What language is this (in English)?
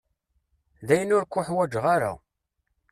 Kabyle